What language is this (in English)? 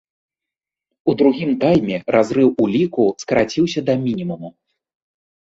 Belarusian